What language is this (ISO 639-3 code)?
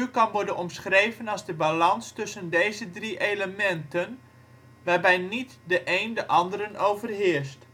nld